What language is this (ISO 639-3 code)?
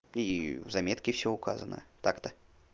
rus